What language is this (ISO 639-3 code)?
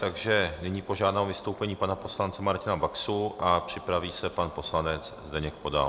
ces